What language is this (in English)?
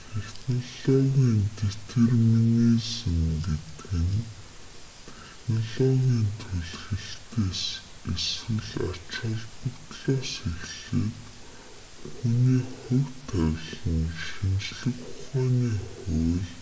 Mongolian